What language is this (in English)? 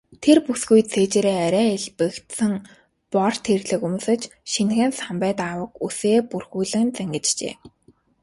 Mongolian